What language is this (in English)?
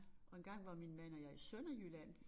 Danish